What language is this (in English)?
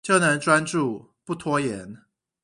Chinese